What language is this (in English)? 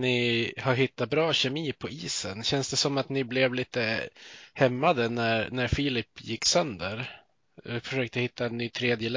Swedish